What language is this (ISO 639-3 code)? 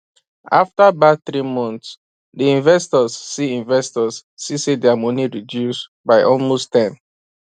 pcm